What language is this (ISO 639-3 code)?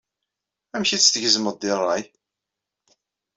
kab